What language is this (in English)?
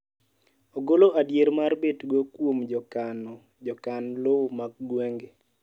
Luo (Kenya and Tanzania)